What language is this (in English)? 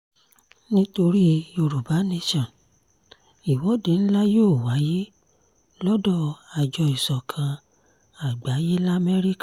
Yoruba